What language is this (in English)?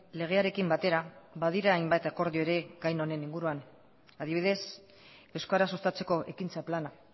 Basque